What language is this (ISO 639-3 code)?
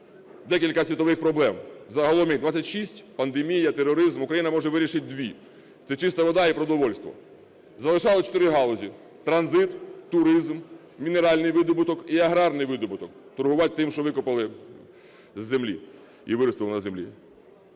ukr